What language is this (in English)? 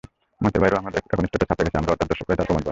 Bangla